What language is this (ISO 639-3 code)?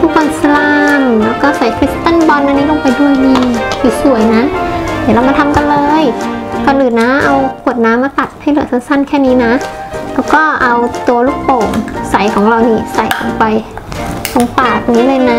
tha